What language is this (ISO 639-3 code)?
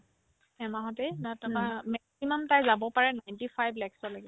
asm